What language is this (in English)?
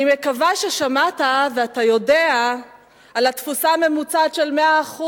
Hebrew